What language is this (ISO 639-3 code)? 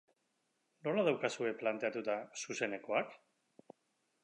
eus